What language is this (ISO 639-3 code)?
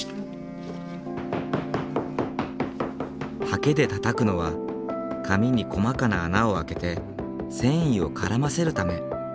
jpn